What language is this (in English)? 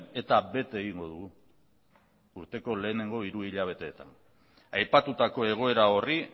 Basque